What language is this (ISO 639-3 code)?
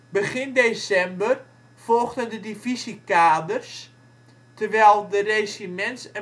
nld